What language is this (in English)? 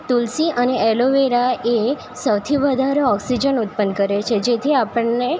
Gujarati